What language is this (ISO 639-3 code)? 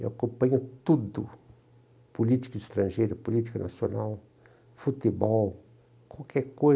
por